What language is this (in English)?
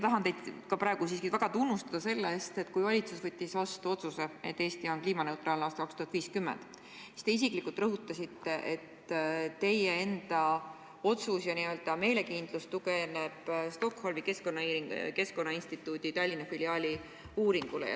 Estonian